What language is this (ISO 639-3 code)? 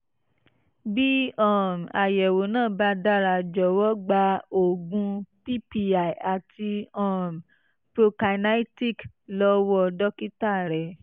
yor